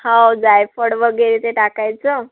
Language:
Marathi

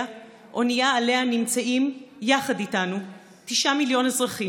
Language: Hebrew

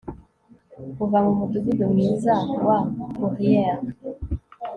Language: Kinyarwanda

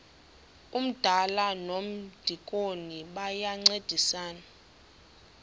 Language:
Xhosa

